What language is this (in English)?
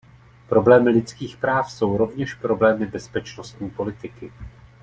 Czech